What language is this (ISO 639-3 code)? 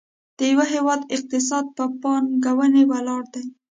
pus